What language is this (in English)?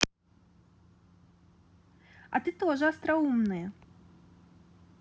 Russian